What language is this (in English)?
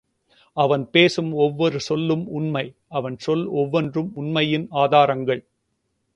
Tamil